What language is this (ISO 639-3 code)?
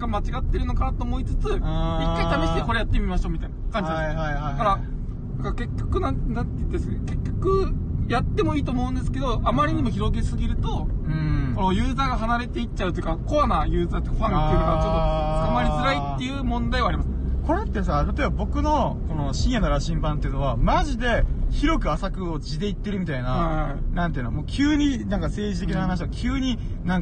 jpn